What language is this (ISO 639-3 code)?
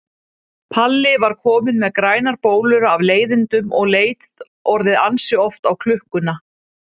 isl